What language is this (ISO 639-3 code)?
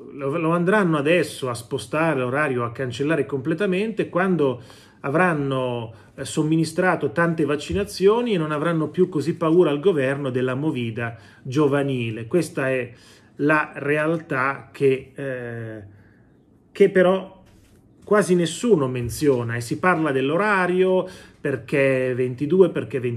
ita